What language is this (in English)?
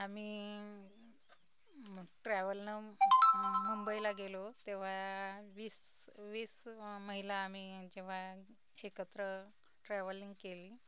Marathi